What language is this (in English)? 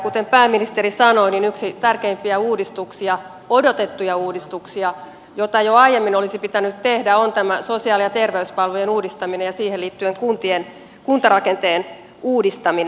Finnish